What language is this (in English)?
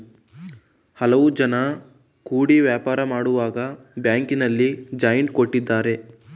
Kannada